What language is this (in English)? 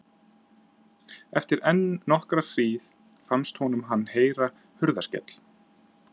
Icelandic